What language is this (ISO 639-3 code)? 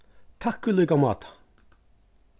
fao